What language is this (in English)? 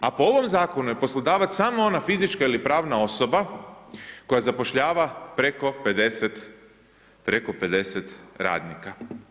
Croatian